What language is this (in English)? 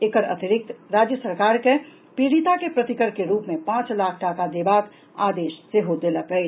Maithili